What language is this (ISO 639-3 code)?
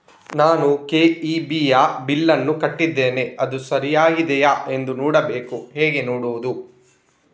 kan